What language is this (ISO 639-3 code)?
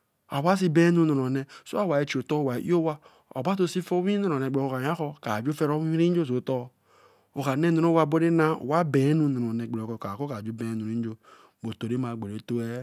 elm